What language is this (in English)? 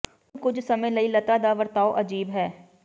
Punjabi